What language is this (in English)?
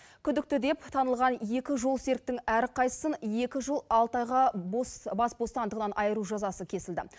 Kazakh